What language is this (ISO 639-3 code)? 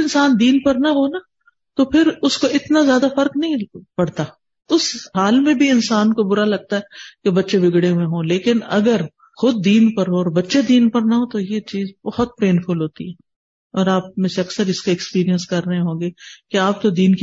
urd